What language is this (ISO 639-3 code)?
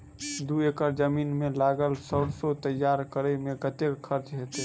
mai